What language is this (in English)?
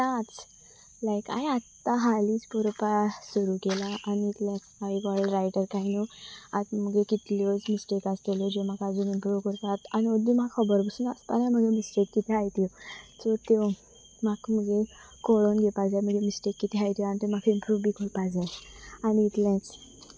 Konkani